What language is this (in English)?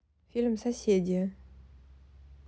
Russian